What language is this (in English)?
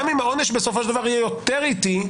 Hebrew